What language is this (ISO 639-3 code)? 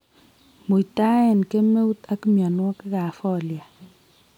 kln